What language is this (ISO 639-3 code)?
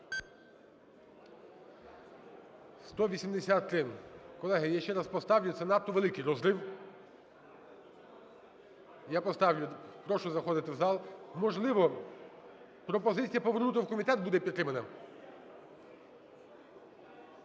ukr